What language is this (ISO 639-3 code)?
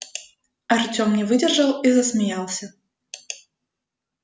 rus